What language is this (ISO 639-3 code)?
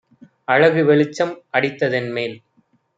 tam